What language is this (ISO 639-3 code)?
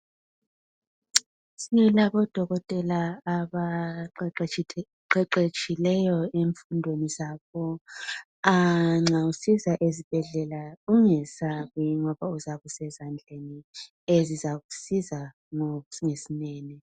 nde